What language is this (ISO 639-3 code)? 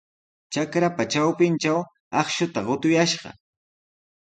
qws